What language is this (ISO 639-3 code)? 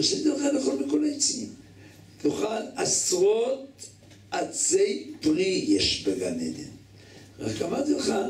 heb